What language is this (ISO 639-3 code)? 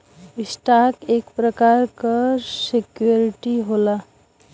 bho